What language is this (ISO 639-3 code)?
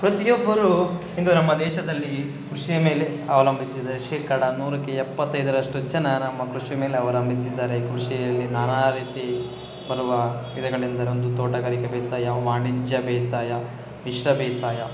kan